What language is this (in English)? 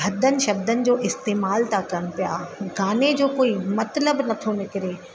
Sindhi